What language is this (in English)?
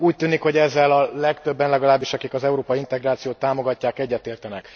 Hungarian